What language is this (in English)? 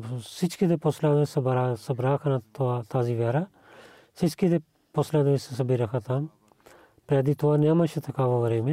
Bulgarian